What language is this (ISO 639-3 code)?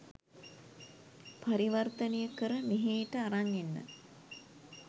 sin